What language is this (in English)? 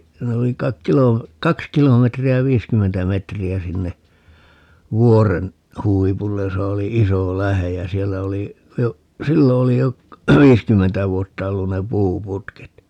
Finnish